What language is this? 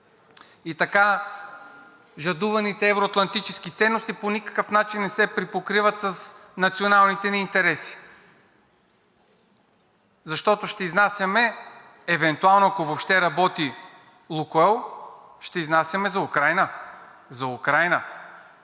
Bulgarian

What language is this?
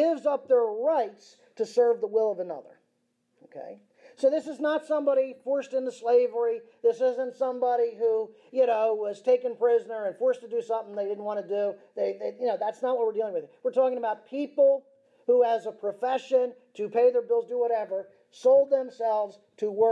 English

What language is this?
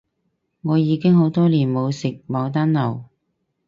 Cantonese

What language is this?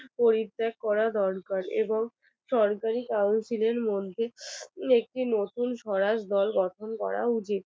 Bangla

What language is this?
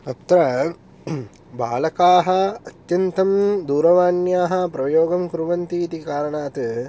Sanskrit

